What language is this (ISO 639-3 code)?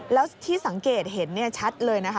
tha